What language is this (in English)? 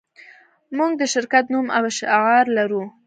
Pashto